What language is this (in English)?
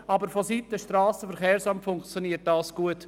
Swiss German